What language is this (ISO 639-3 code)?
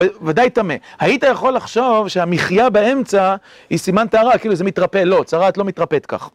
heb